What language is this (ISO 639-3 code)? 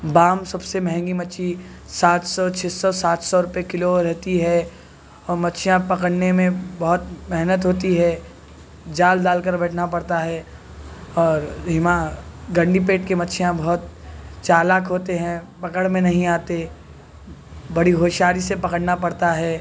urd